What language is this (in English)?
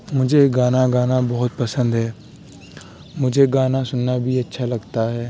Urdu